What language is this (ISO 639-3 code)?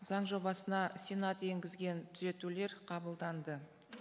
kaz